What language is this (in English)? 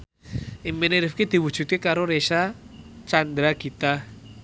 Javanese